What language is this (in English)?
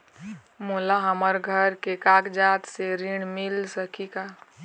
Chhattisgarhi